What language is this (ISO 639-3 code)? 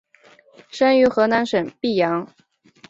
zho